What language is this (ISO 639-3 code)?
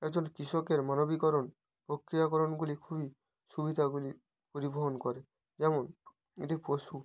ben